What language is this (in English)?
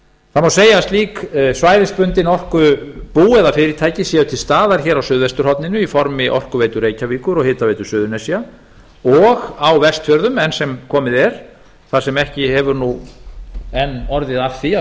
Icelandic